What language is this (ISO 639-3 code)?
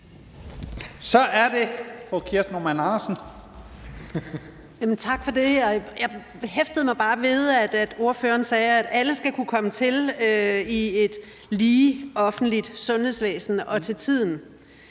dan